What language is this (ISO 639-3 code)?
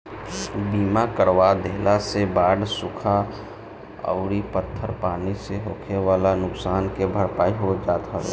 bho